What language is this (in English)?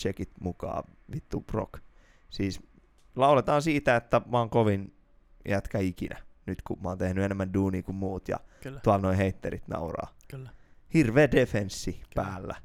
Finnish